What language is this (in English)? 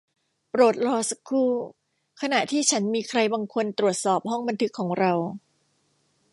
Thai